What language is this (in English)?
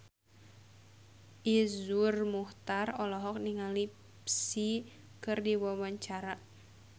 Sundanese